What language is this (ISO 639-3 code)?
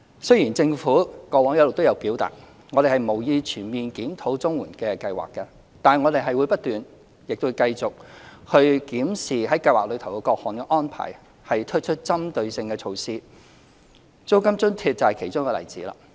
yue